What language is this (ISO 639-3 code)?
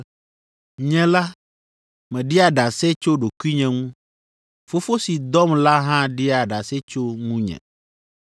ewe